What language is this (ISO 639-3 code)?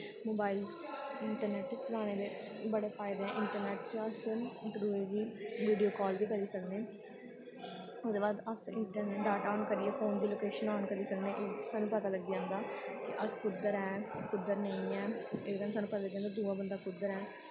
doi